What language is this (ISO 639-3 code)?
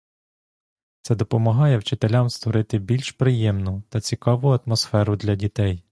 ukr